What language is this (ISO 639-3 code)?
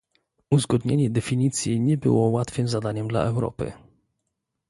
pol